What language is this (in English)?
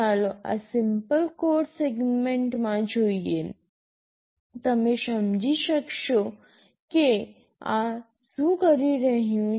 Gujarati